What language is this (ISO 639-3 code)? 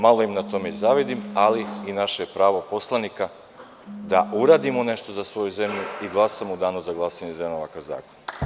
srp